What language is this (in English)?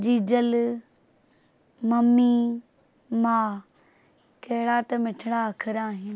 Sindhi